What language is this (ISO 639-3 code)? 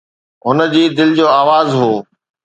snd